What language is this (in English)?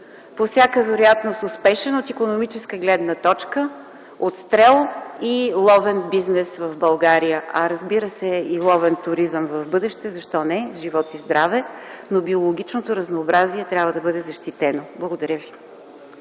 Bulgarian